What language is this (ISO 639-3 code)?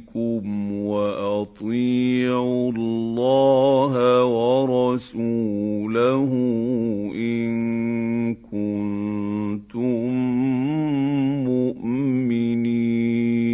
ara